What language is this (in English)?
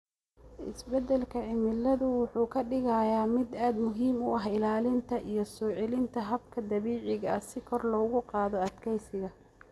Somali